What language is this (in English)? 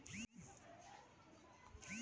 Telugu